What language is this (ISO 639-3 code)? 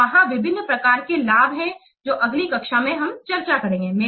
hin